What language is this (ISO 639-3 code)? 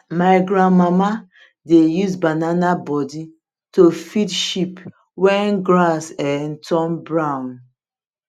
pcm